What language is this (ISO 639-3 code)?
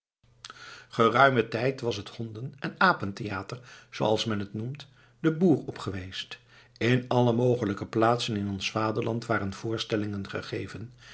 nld